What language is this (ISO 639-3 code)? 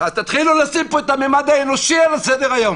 heb